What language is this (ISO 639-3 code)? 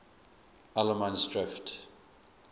eng